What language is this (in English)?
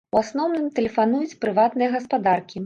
Belarusian